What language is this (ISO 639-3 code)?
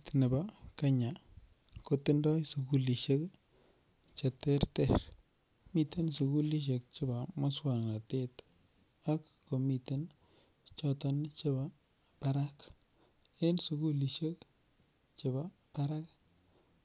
kln